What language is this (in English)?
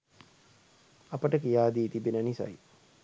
Sinhala